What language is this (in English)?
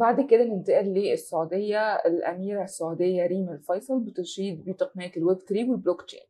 Arabic